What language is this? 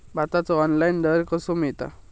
Marathi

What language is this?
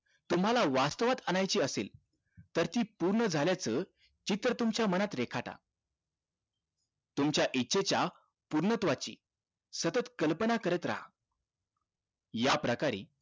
Marathi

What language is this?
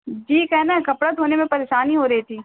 Urdu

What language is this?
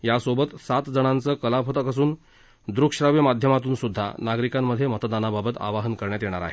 Marathi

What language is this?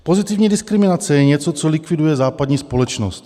Czech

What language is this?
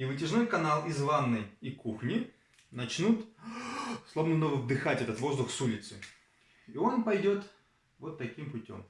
Russian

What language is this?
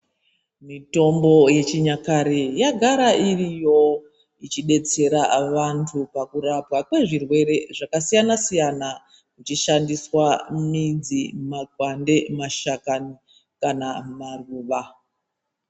Ndau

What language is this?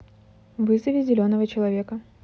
Russian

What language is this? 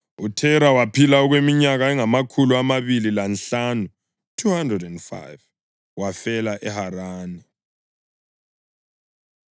North Ndebele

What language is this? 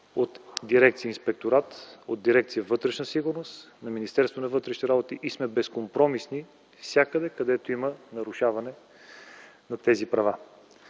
Bulgarian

